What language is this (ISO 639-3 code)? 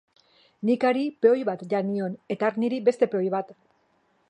eus